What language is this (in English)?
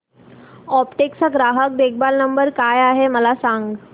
Marathi